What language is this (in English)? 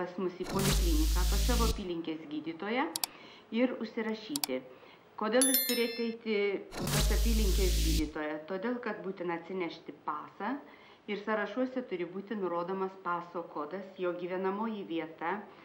Lithuanian